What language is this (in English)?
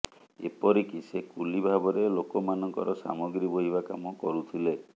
Odia